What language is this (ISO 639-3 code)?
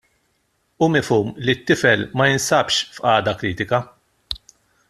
mlt